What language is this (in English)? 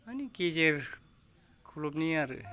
Bodo